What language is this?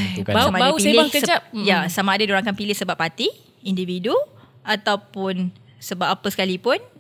Malay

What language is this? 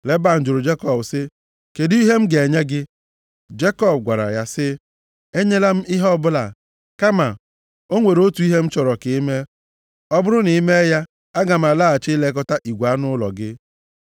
Igbo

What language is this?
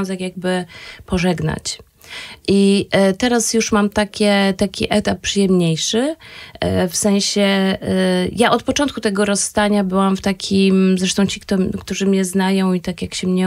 Polish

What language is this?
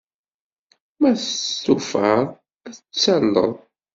Kabyle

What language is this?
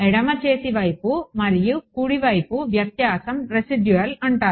Telugu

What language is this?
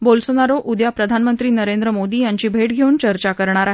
Marathi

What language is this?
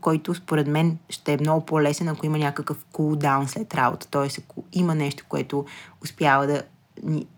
Bulgarian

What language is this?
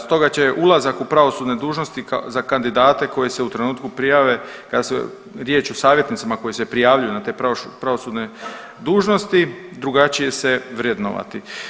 Croatian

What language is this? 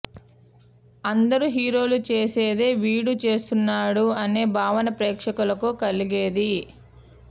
Telugu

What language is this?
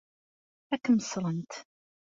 Kabyle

